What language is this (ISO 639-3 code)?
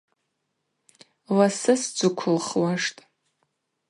abq